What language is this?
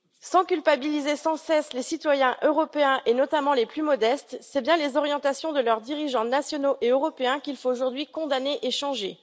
French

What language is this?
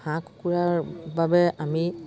Assamese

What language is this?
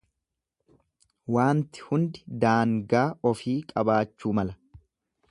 Oromo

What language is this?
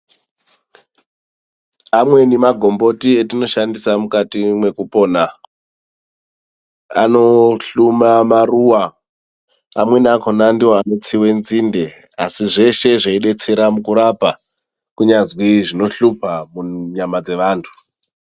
Ndau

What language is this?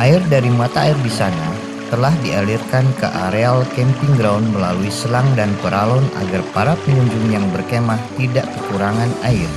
Indonesian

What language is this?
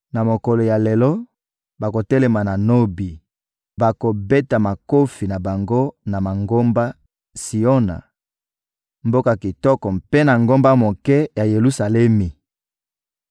Lingala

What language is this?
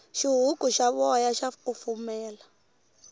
Tsonga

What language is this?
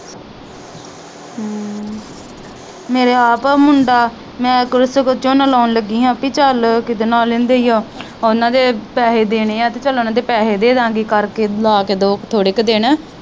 Punjabi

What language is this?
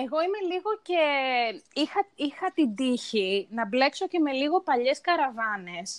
Greek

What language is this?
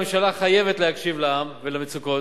Hebrew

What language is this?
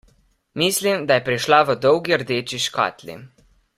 Slovenian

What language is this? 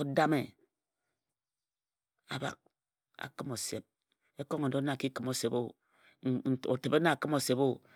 Ejagham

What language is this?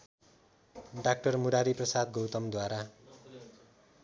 Nepali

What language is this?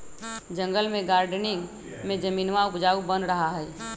Magahi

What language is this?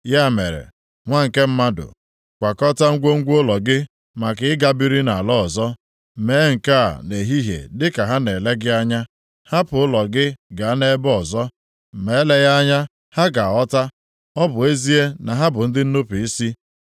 Igbo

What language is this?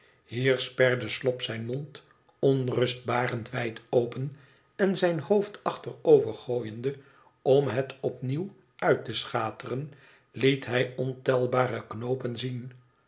Dutch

